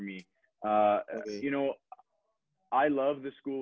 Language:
Indonesian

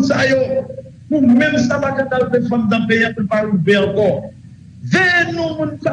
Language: French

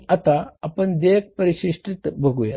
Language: Marathi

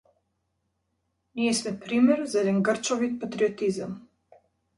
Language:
Macedonian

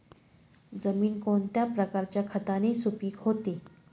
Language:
Marathi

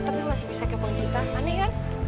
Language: Indonesian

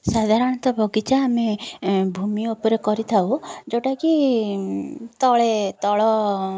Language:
Odia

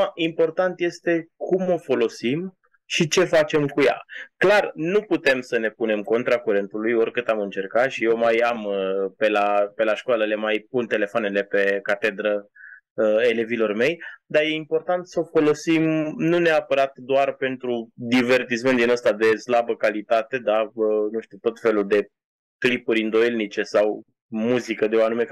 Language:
Romanian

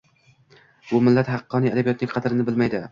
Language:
Uzbek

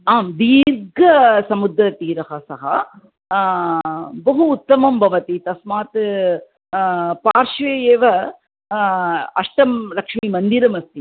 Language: Sanskrit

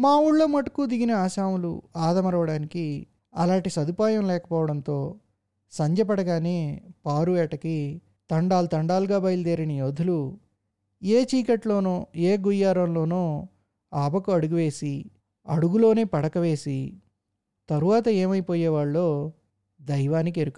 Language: Telugu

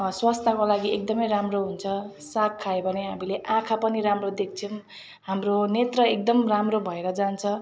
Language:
Nepali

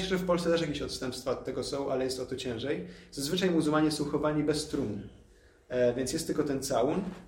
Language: Polish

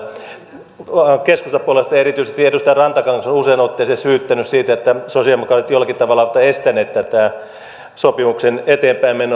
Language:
Finnish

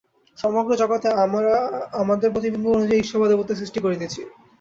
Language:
Bangla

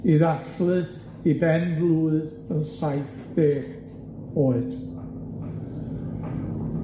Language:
Welsh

